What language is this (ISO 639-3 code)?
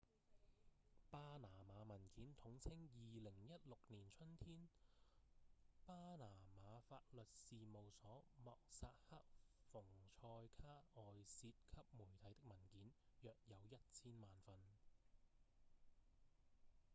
yue